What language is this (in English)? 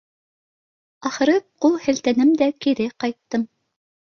Bashkir